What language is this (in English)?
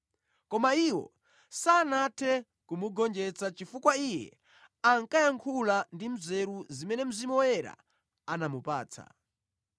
Nyanja